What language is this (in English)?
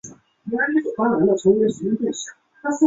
Chinese